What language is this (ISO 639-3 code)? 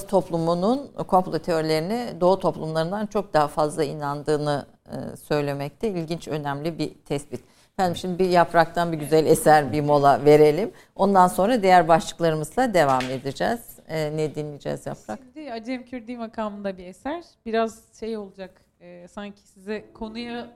tur